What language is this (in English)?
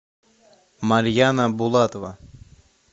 Russian